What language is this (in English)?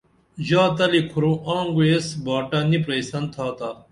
Dameli